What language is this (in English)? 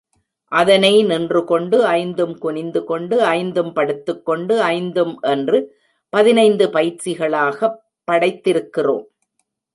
Tamil